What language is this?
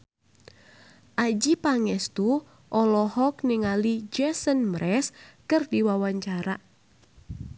Sundanese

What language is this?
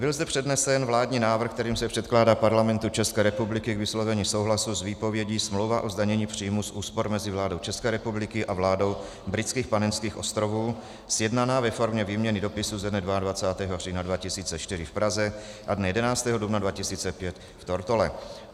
Czech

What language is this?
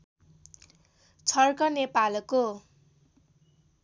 Nepali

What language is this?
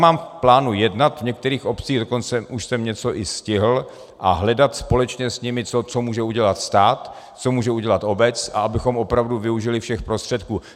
Czech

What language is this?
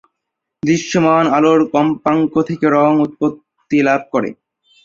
Bangla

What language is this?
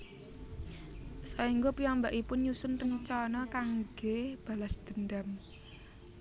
Javanese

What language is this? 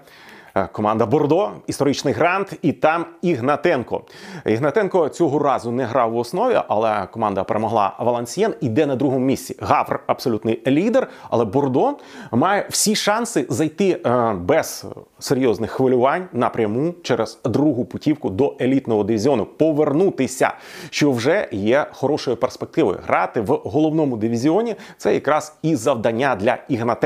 Ukrainian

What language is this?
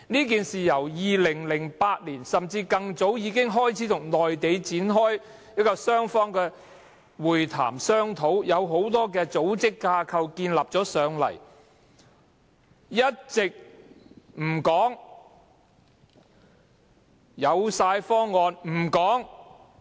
Cantonese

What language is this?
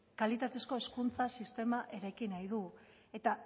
Basque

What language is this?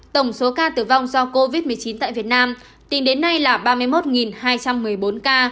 Vietnamese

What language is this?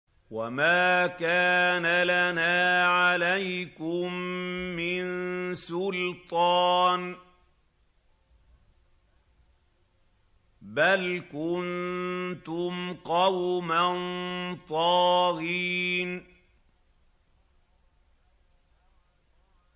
Arabic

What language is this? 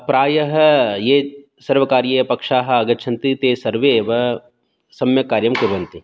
Sanskrit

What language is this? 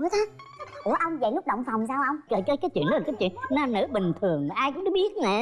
Vietnamese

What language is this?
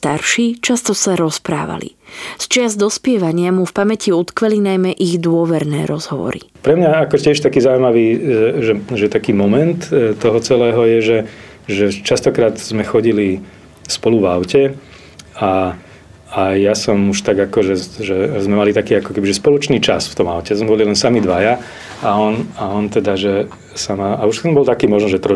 Slovak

